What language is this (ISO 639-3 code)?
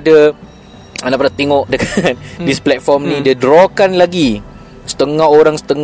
msa